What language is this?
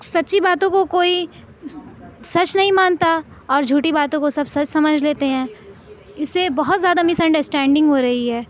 Urdu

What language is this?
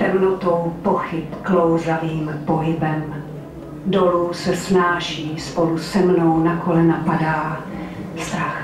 Czech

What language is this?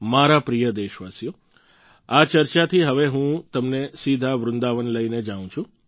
Gujarati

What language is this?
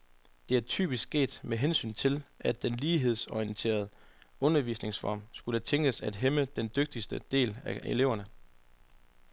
Danish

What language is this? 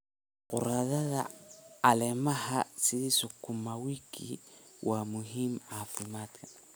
Somali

